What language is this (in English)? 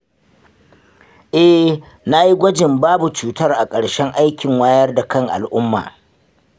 Hausa